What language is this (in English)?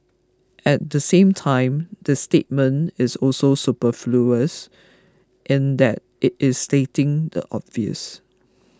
English